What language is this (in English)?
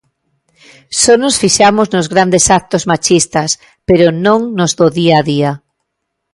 Galician